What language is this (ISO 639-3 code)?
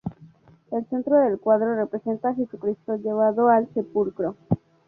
spa